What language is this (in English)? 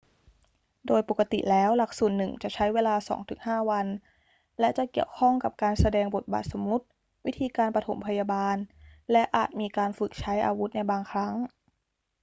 Thai